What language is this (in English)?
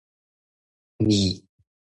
Min Nan Chinese